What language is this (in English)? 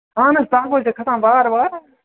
Kashmiri